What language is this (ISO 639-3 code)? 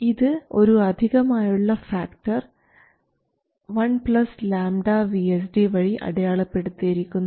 mal